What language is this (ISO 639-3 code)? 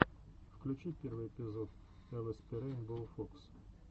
rus